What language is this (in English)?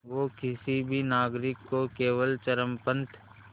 Hindi